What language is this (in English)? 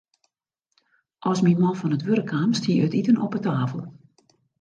Western Frisian